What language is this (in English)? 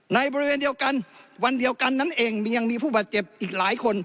Thai